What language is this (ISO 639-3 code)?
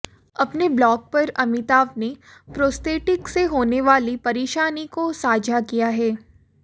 hin